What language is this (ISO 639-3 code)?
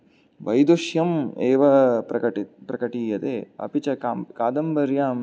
san